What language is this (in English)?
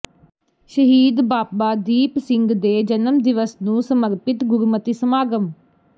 Punjabi